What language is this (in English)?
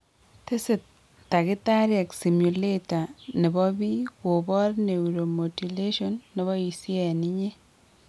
Kalenjin